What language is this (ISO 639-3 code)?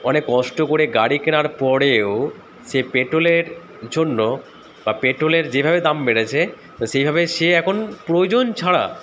ben